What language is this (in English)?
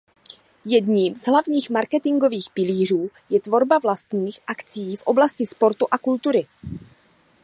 Czech